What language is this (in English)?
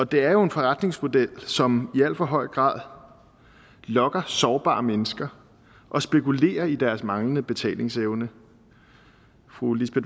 Danish